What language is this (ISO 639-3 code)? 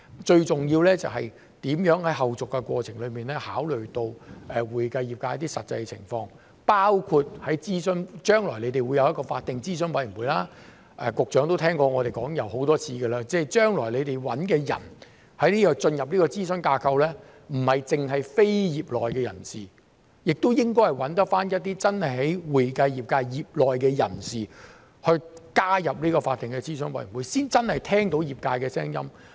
yue